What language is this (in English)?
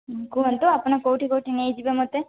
Odia